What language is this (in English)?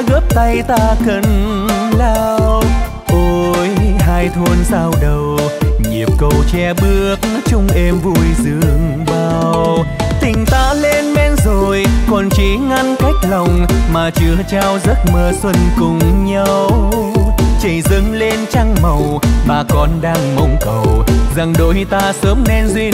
Vietnamese